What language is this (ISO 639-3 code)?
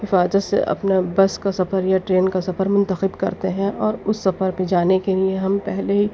urd